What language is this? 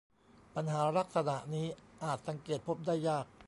Thai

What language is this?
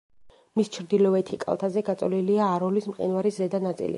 Georgian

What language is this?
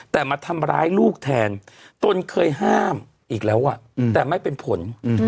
Thai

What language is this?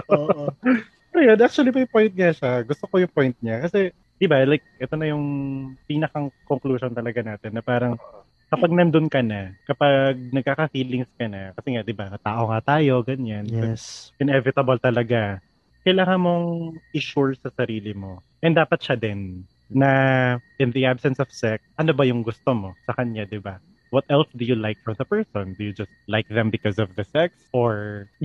Filipino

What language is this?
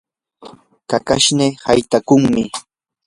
Yanahuanca Pasco Quechua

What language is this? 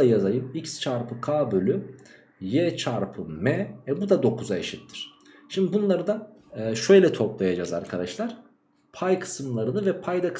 Turkish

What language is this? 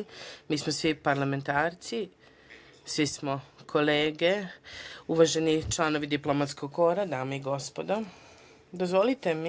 Serbian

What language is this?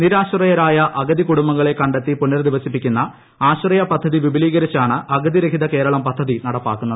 Malayalam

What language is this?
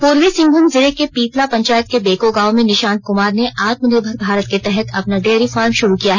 Hindi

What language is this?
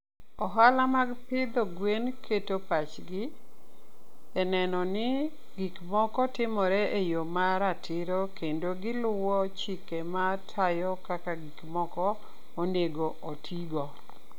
Luo (Kenya and Tanzania)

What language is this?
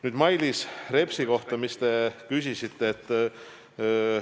Estonian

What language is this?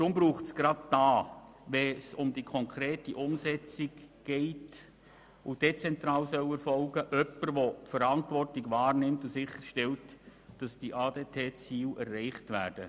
Swiss German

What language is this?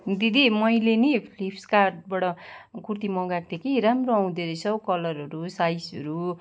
Nepali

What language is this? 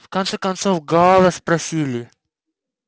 Russian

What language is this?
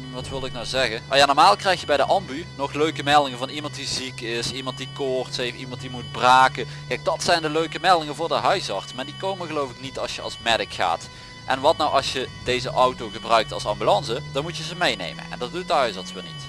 Dutch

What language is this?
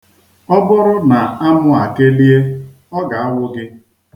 Igbo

